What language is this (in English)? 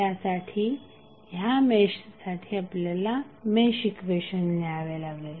Marathi